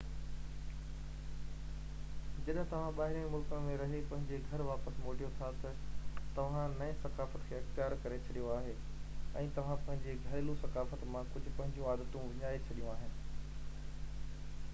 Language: Sindhi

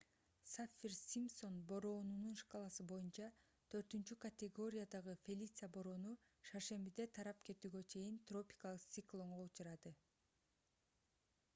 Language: Kyrgyz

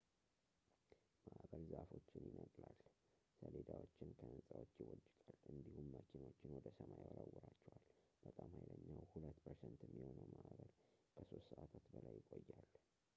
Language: Amharic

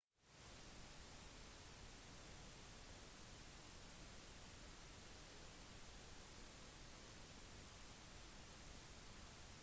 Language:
Norwegian Bokmål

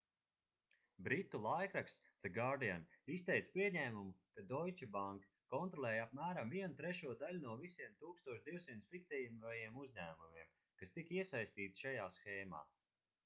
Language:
Latvian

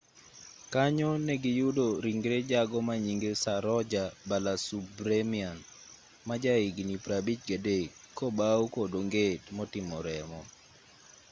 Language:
Luo (Kenya and Tanzania)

